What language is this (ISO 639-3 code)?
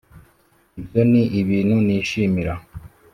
kin